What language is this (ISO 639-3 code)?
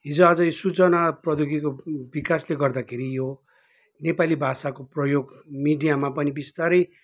nep